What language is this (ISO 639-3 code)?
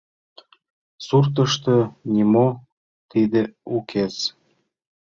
chm